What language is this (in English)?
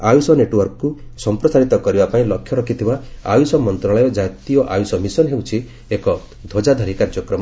Odia